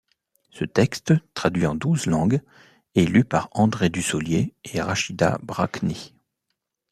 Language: French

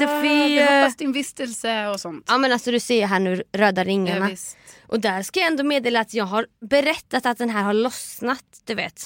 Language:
Swedish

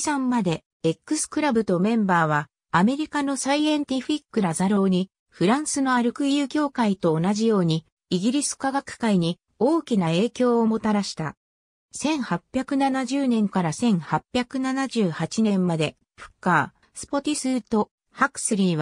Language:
Japanese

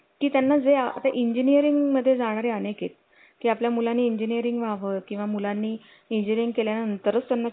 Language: Marathi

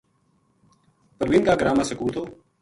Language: Gujari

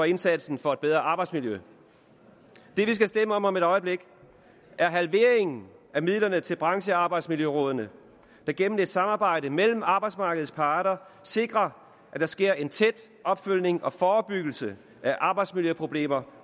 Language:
Danish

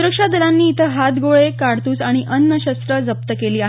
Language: Marathi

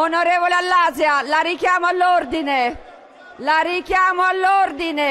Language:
Italian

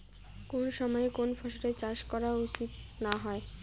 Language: Bangla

